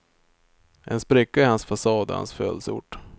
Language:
Swedish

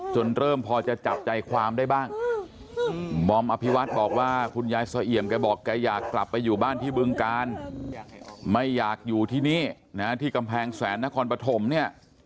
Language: Thai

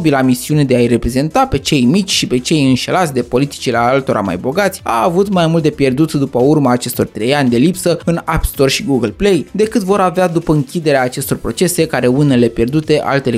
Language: Romanian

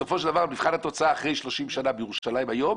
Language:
Hebrew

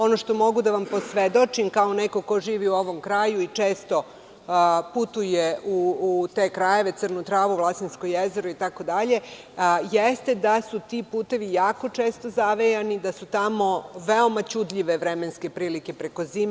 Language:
Serbian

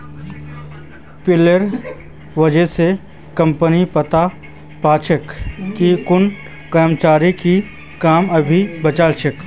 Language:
Magahi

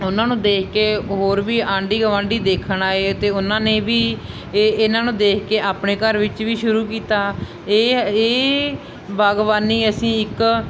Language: Punjabi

